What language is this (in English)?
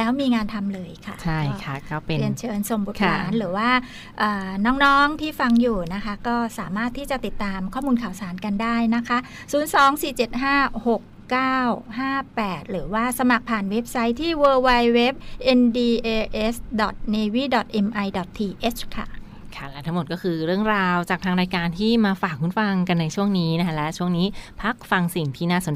Thai